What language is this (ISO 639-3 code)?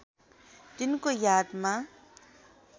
nep